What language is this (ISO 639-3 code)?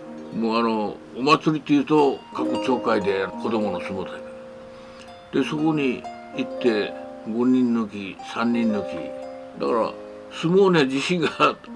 jpn